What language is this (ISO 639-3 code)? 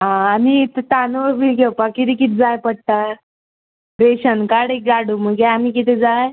kok